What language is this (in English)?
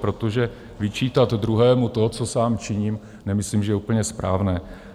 Czech